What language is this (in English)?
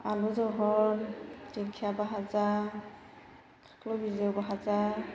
Bodo